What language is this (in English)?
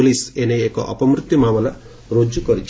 Odia